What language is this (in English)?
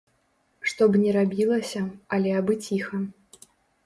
Belarusian